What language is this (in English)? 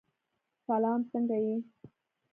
Pashto